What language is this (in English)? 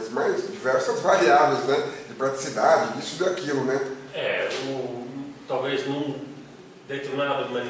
Portuguese